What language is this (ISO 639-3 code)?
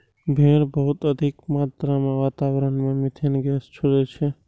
mai